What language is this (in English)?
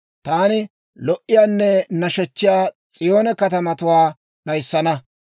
Dawro